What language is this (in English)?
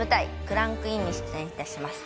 Japanese